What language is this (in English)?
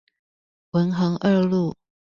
Chinese